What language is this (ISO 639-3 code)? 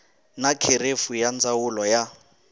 tso